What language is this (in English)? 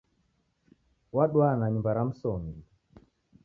Taita